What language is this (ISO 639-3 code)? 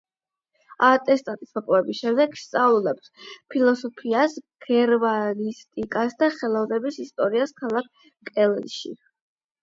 kat